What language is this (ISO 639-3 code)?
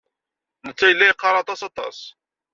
kab